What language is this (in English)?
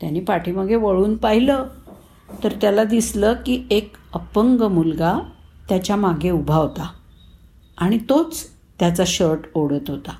Marathi